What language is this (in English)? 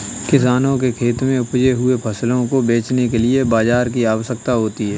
Hindi